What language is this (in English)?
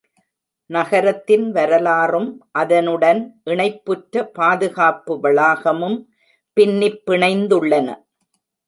Tamil